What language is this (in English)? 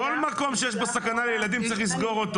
Hebrew